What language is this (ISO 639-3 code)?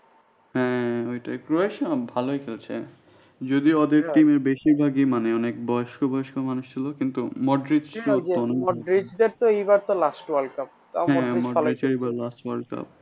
ben